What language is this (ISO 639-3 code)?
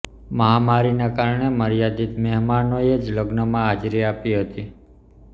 guj